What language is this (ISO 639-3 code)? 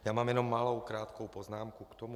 ces